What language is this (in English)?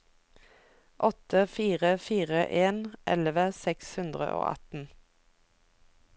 Norwegian